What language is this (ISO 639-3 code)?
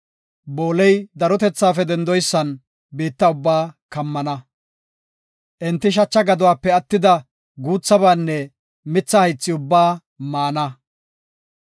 gof